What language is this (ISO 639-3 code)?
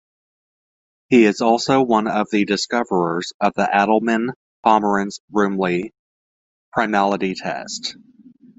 eng